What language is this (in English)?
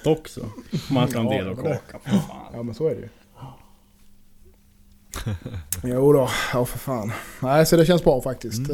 Swedish